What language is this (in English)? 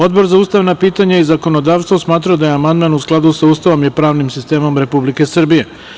Serbian